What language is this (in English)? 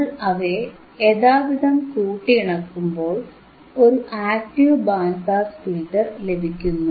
Malayalam